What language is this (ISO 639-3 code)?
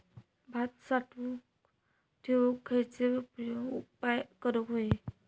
mar